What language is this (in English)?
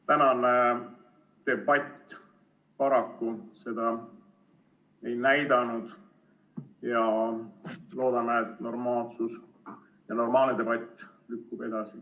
Estonian